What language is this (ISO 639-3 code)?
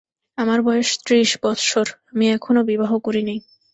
ben